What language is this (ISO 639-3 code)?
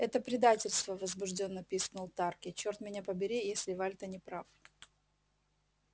rus